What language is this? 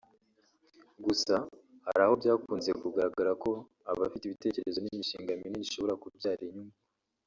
Kinyarwanda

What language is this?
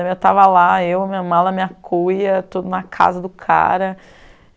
Portuguese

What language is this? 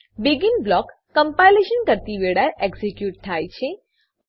Gujarati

